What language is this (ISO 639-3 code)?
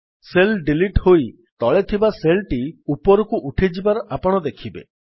ori